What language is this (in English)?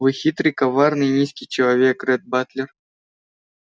Russian